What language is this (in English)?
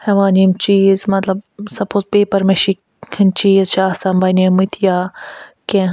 Kashmiri